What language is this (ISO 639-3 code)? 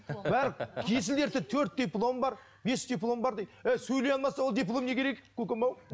kaz